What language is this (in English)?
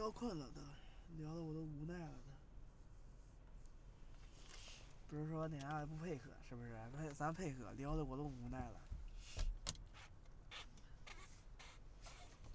Chinese